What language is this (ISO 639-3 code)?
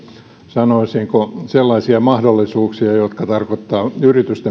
fin